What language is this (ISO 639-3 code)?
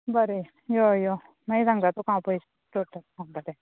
kok